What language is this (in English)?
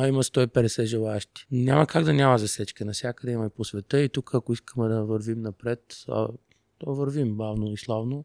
Bulgarian